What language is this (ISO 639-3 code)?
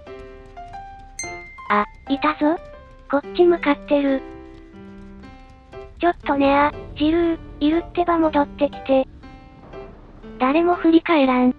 jpn